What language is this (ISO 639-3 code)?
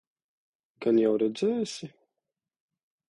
lav